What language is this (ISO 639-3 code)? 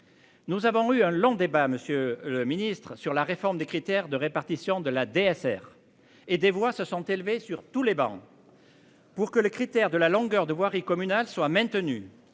fra